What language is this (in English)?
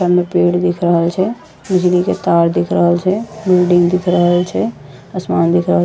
Angika